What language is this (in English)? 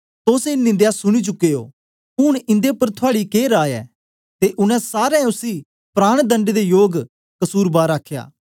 Dogri